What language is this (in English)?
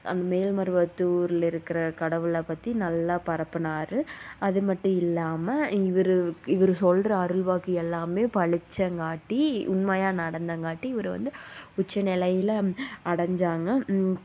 Tamil